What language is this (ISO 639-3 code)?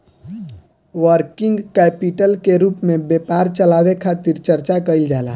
bho